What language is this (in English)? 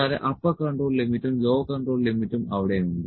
Malayalam